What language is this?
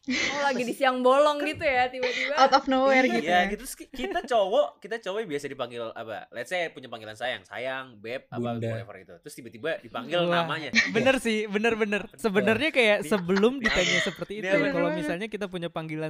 Indonesian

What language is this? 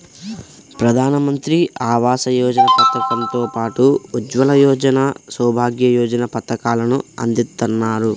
Telugu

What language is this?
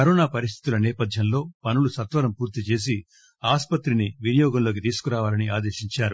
Telugu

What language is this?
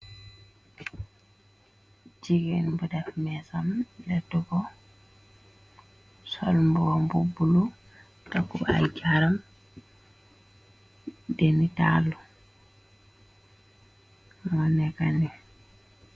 Wolof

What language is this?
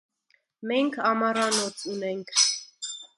Armenian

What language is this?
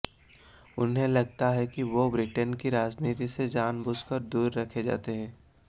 Hindi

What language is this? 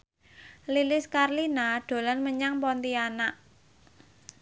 Javanese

